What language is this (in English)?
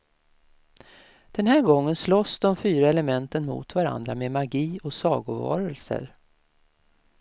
Swedish